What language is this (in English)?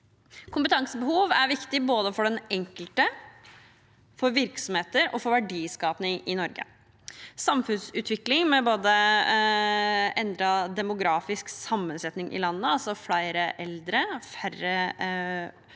Norwegian